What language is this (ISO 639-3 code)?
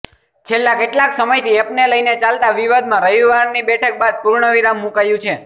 guj